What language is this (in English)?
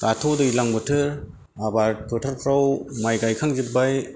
Bodo